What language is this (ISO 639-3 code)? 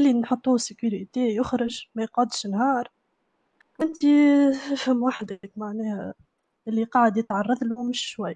ara